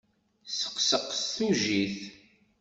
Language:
Kabyle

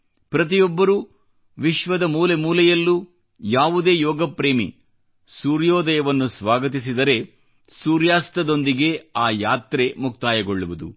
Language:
Kannada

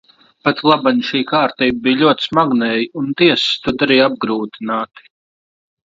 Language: Latvian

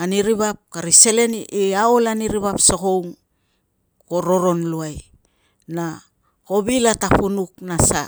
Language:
Tungag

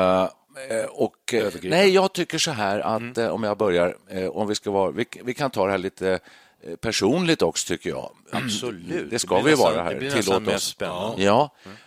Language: Swedish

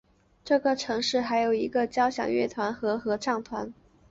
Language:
Chinese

